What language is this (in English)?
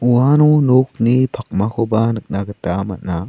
Garo